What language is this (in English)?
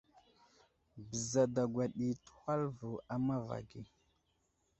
Wuzlam